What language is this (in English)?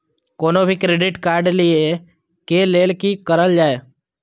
Maithili